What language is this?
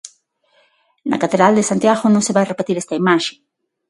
Galician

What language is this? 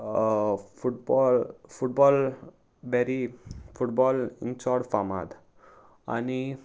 Konkani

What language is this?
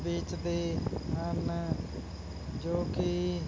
Punjabi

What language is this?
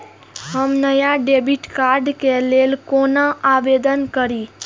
Maithili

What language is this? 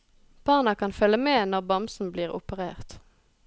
Norwegian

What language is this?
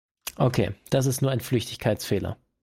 German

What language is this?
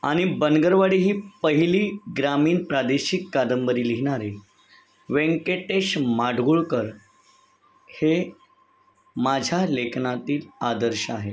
Marathi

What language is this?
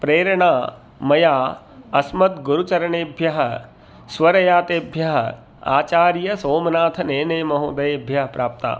Sanskrit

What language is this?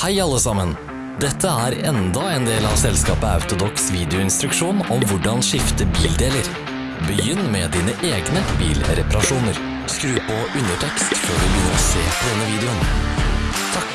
Norwegian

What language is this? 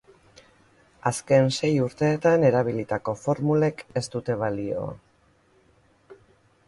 Basque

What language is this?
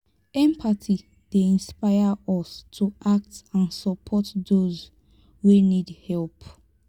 Nigerian Pidgin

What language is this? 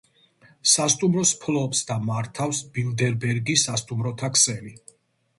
Georgian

